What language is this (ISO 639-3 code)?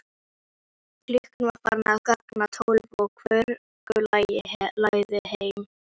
isl